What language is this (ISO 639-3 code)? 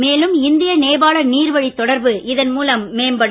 tam